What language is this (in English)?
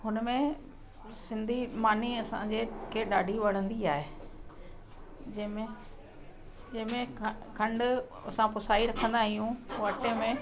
Sindhi